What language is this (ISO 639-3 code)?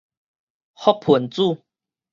nan